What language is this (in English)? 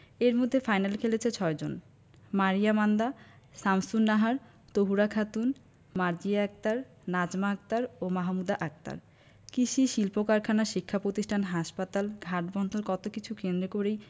Bangla